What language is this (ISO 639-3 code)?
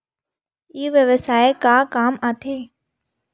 hne